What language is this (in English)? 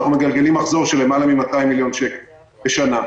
Hebrew